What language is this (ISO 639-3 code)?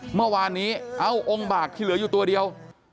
tha